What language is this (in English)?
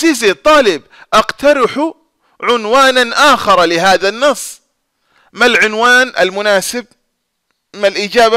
Arabic